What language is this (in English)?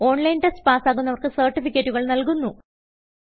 Malayalam